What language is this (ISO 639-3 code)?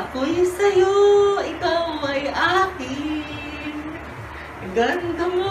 fil